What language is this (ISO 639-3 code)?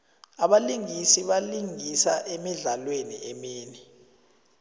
nbl